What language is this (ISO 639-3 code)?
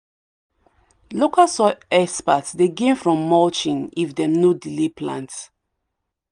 pcm